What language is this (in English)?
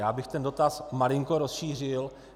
Czech